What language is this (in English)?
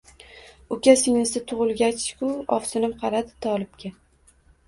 Uzbek